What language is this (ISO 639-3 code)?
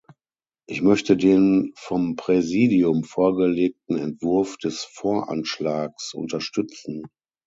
deu